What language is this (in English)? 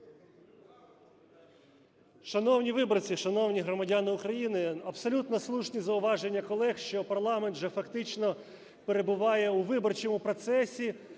Ukrainian